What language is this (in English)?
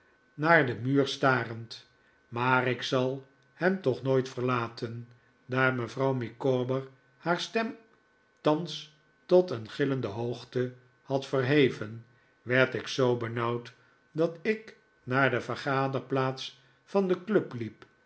Dutch